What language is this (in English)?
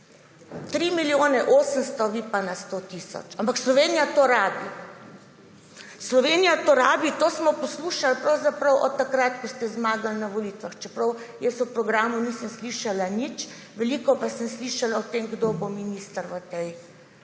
Slovenian